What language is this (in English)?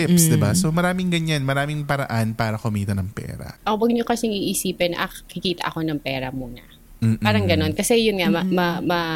Filipino